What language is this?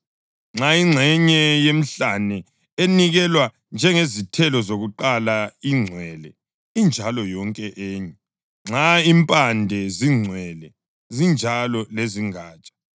North Ndebele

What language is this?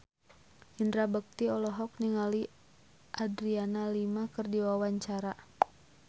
Sundanese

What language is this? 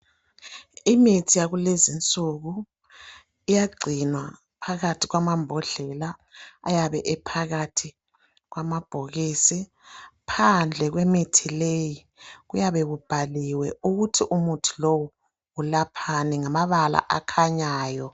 North Ndebele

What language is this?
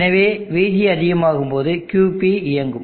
Tamil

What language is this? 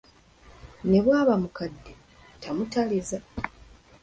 Ganda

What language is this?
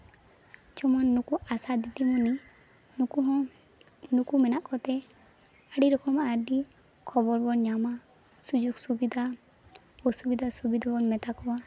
Santali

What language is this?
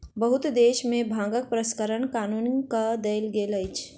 Maithili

